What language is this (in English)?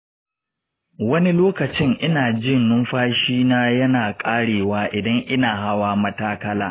Hausa